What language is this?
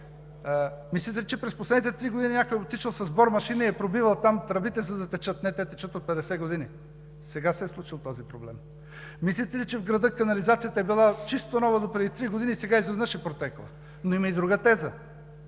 Bulgarian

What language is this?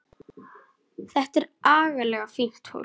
Icelandic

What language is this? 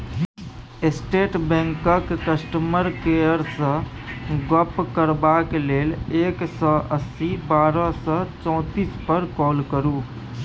Maithili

